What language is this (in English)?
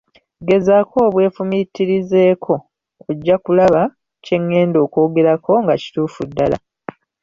Ganda